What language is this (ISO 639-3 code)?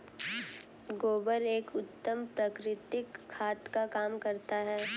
hin